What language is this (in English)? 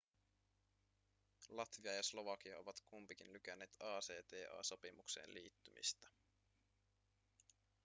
Finnish